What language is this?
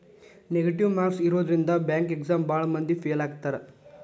Kannada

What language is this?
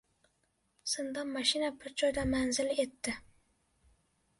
Uzbek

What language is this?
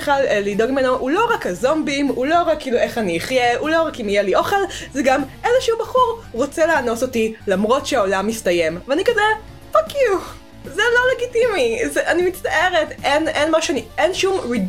Hebrew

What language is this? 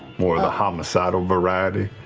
English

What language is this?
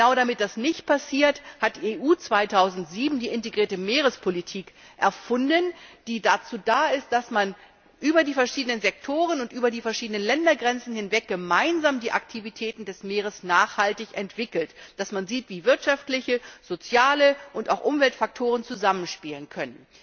German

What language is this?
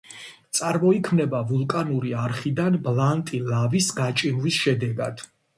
Georgian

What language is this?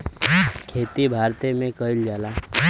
Bhojpuri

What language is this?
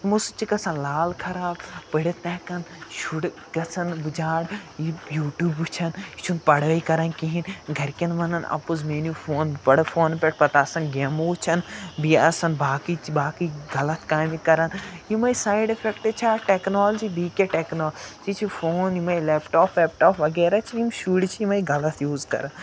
Kashmiri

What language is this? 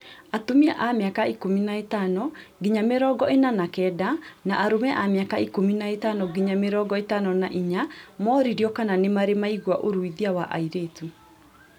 Kikuyu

